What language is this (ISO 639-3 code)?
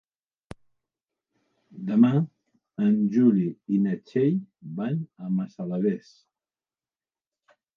cat